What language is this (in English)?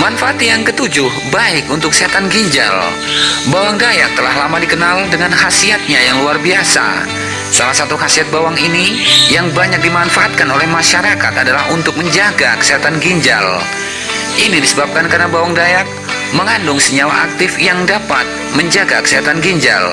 Indonesian